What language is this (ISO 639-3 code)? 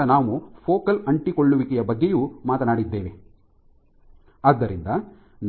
kan